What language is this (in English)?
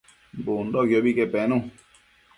Matsés